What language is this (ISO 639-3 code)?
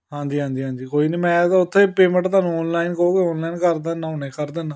pan